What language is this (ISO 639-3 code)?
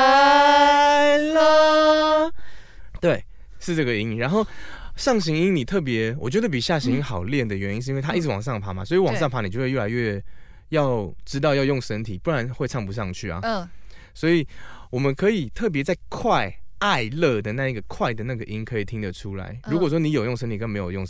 zho